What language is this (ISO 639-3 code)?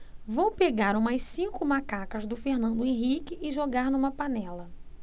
por